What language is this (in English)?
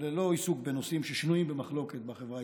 Hebrew